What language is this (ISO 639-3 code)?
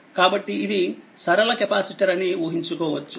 tel